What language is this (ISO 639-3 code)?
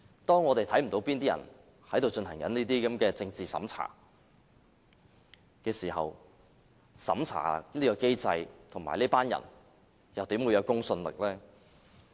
yue